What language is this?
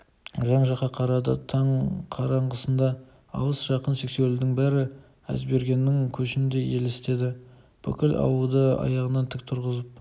Kazakh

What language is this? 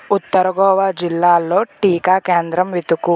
Telugu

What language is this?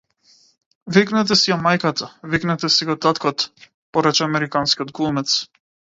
Macedonian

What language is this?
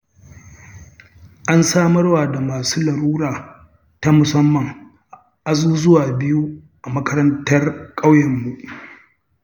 Hausa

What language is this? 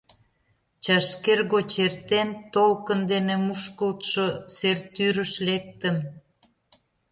Mari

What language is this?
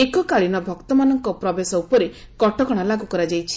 Odia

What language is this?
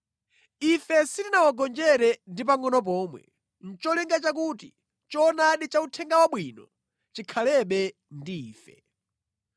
Nyanja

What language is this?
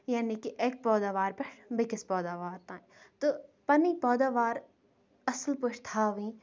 Kashmiri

